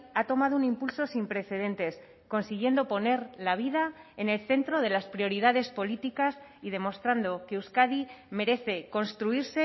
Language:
Spanish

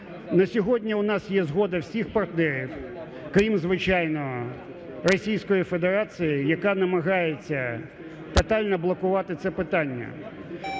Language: Ukrainian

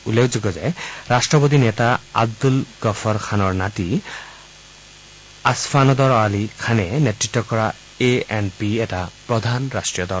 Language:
Assamese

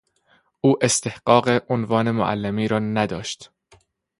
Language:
Persian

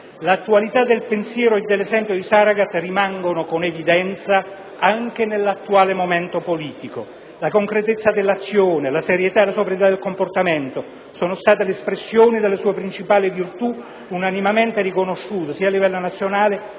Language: Italian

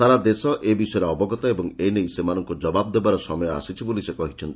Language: Odia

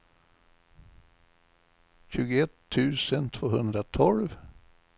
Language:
Swedish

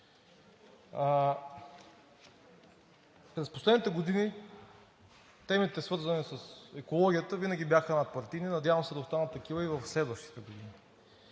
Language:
Bulgarian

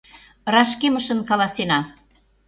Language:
Mari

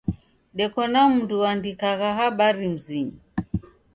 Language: Taita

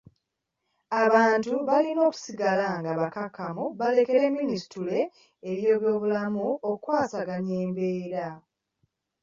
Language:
Ganda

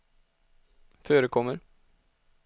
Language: Swedish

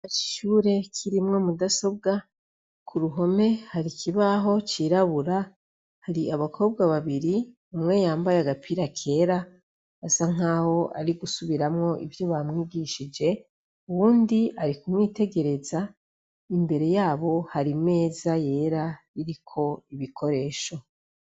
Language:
Rundi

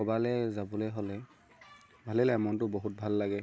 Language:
Assamese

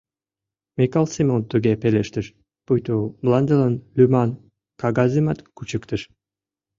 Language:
Mari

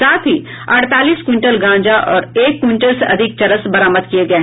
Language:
Hindi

